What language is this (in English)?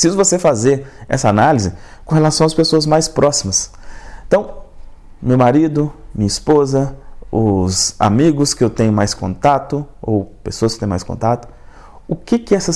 Portuguese